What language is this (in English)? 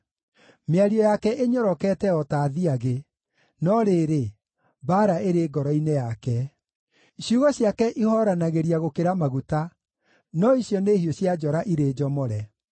Kikuyu